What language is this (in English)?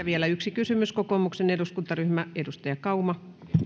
Finnish